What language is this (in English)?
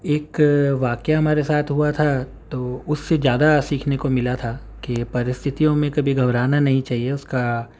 Urdu